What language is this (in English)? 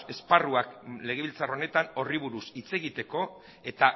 Basque